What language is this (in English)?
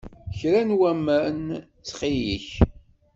Kabyle